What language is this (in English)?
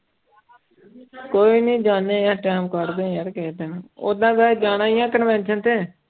Punjabi